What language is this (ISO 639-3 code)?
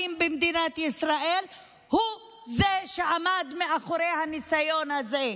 heb